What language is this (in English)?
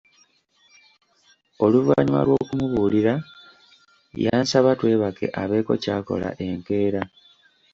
Ganda